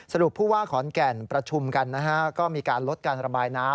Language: Thai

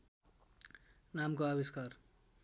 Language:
Nepali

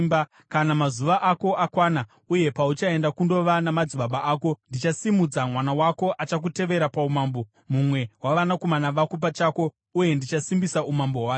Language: Shona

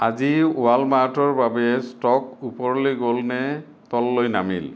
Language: Assamese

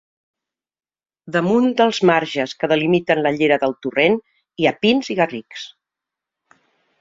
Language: Catalan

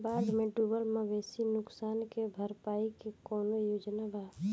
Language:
Bhojpuri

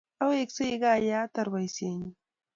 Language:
Kalenjin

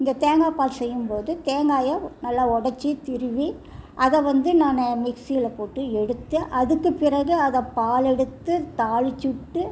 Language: Tamil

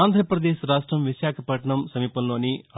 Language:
Telugu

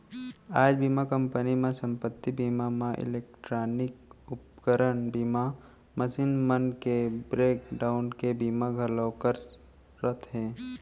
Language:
Chhattisgarhi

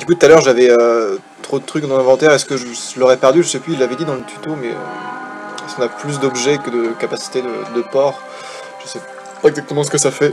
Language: French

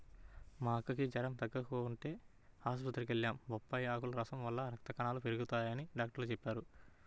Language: Telugu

